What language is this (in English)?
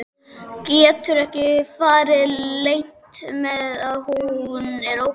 Icelandic